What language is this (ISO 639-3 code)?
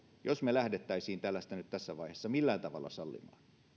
fin